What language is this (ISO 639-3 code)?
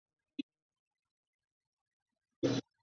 zho